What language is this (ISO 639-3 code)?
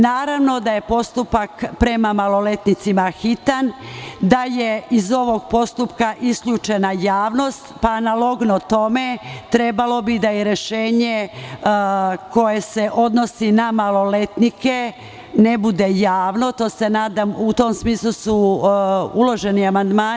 srp